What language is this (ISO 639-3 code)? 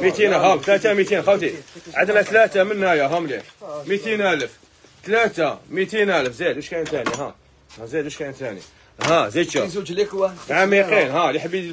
ara